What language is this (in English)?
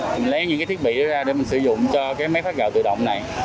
Vietnamese